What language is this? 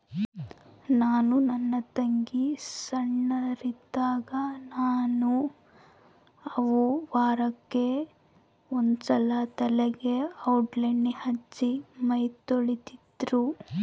Kannada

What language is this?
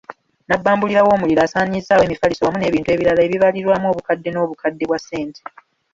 Ganda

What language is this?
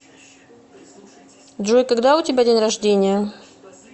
Russian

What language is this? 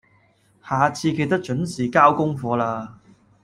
Cantonese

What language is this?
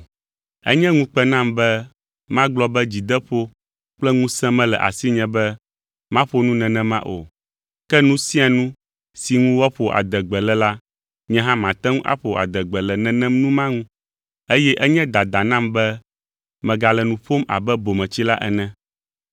Ewe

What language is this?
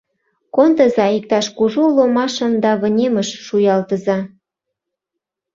Mari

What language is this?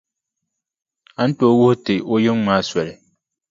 Dagbani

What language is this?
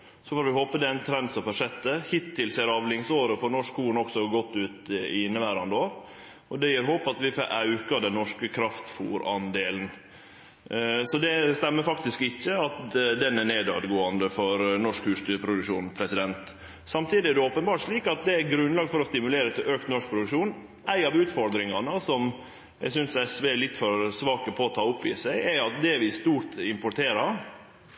Norwegian Nynorsk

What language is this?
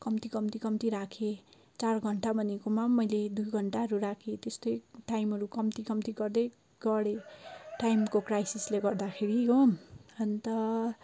Nepali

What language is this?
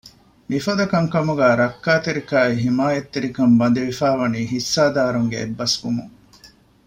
Divehi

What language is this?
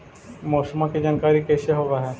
Magahi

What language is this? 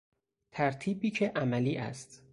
Persian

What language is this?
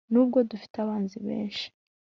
Kinyarwanda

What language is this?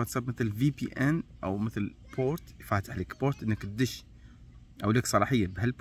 Arabic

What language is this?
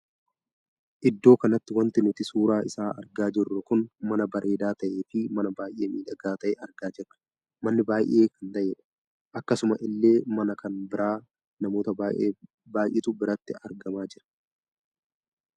Oromo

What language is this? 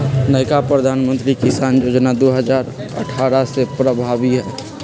Magahi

